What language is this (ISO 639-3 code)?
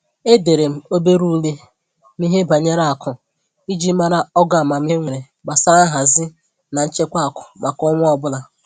ibo